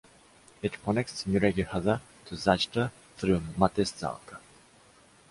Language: English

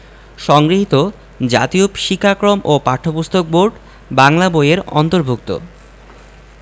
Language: Bangla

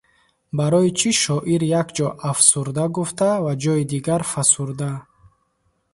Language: Tajik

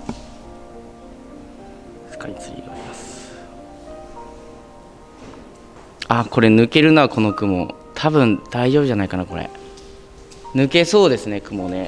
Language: Japanese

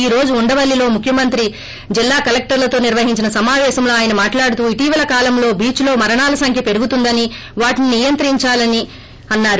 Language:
Telugu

